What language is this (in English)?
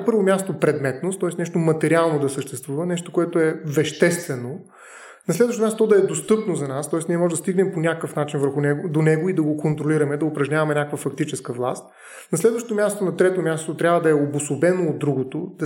Bulgarian